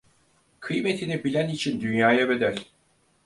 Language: Turkish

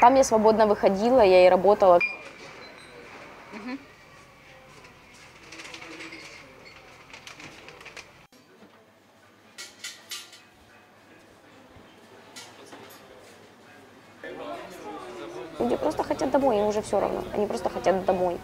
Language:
Russian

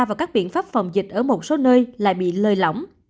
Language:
Vietnamese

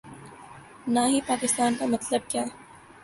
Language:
Urdu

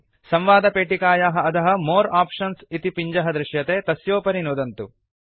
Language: Sanskrit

